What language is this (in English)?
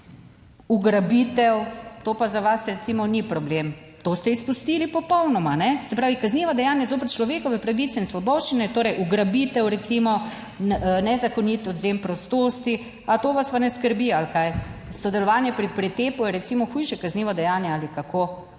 Slovenian